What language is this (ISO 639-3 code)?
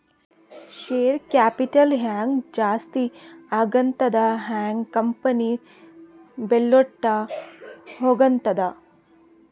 kan